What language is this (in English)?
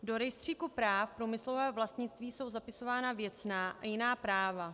Czech